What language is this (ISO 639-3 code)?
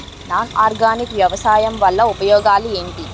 tel